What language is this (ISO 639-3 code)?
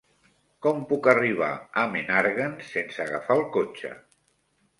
cat